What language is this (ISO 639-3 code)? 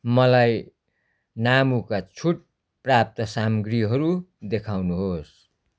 nep